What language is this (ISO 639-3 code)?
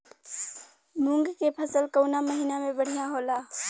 bho